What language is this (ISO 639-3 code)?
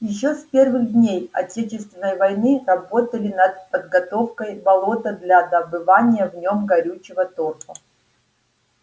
rus